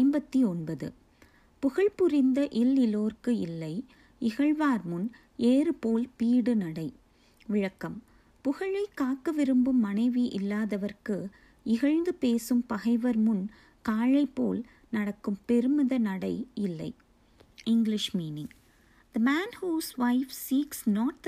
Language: Tamil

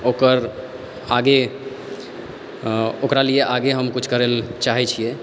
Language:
Maithili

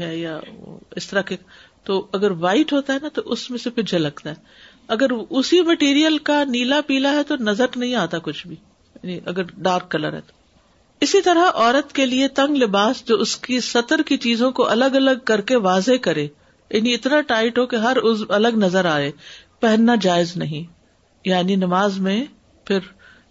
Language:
Urdu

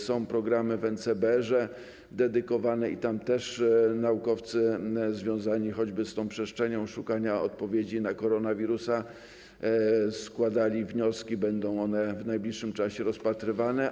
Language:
Polish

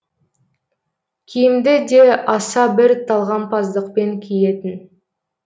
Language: Kazakh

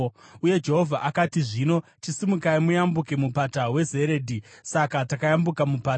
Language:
Shona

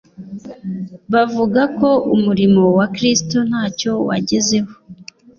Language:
Kinyarwanda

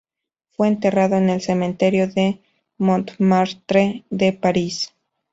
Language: Spanish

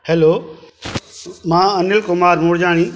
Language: Sindhi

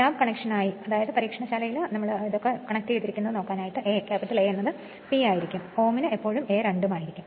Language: Malayalam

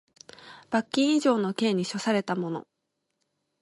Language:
Japanese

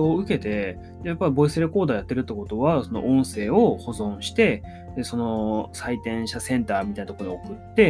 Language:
Japanese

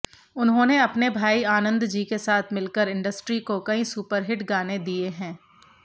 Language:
Hindi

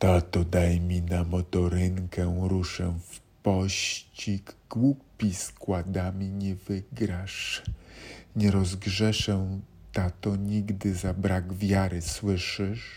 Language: Polish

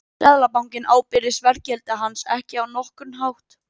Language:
Icelandic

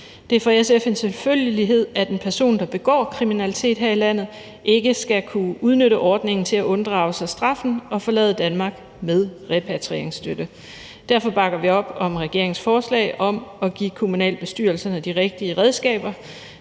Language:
Danish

